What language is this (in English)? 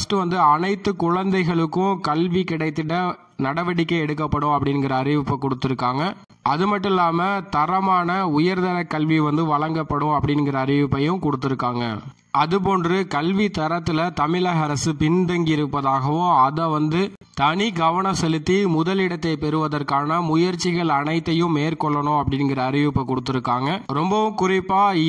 Thai